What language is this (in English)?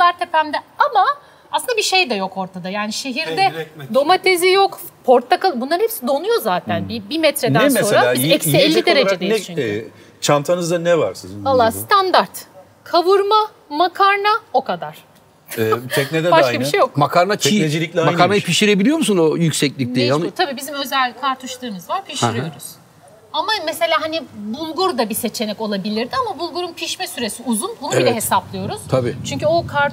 Turkish